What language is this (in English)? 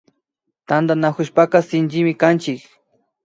Imbabura Highland Quichua